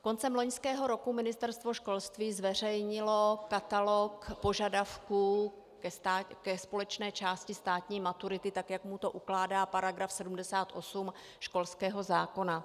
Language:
Czech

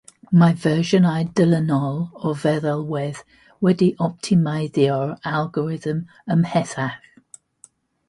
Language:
Welsh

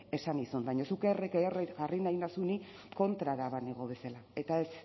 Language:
Basque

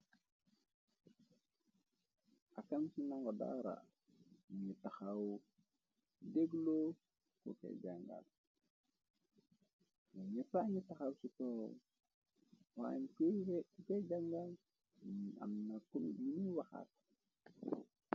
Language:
Wolof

